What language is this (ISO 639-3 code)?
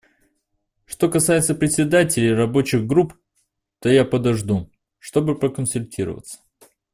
rus